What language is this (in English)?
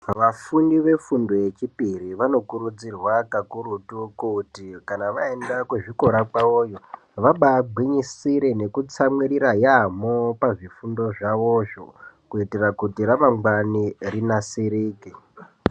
Ndau